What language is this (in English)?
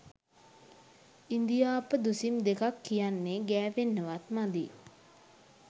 Sinhala